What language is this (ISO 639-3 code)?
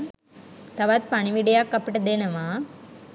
sin